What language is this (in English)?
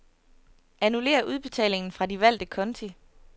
Danish